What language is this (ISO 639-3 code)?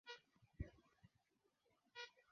swa